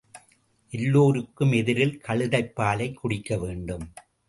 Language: Tamil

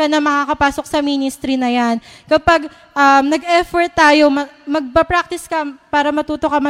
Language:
Filipino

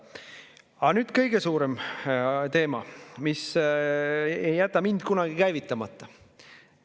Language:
Estonian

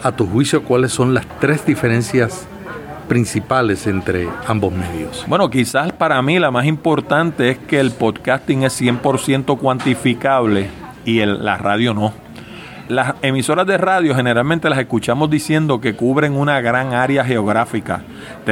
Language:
Spanish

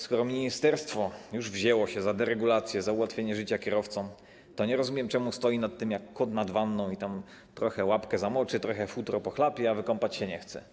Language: Polish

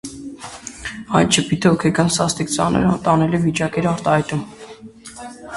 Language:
Armenian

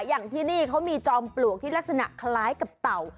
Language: Thai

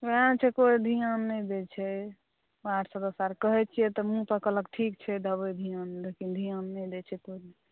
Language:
Maithili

